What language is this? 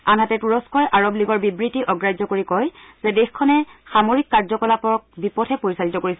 Assamese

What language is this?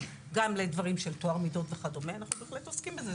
Hebrew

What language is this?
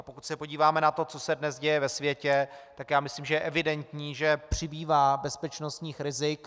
Czech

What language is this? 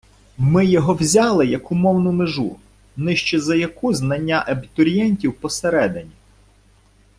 Ukrainian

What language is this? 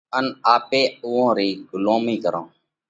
Parkari Koli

